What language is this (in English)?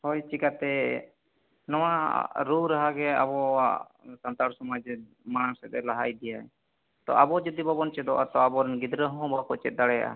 Santali